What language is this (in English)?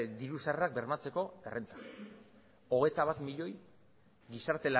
Basque